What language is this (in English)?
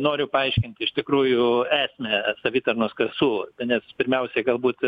Lithuanian